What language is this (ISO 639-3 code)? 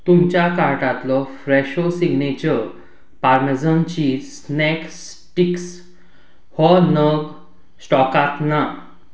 kok